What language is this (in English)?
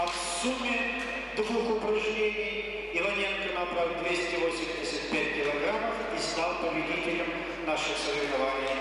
Russian